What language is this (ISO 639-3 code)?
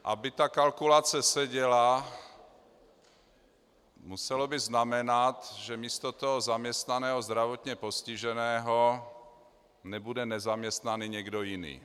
ces